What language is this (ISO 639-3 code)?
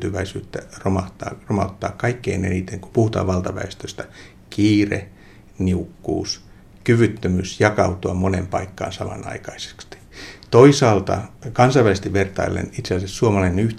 fin